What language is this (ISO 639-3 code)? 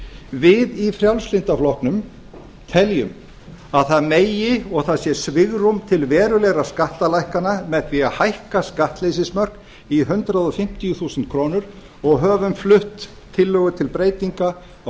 isl